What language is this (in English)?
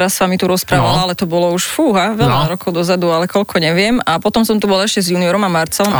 Slovak